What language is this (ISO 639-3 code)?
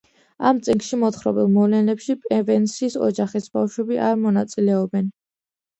kat